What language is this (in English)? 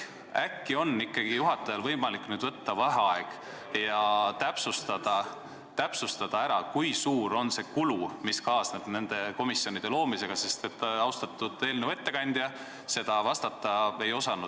Estonian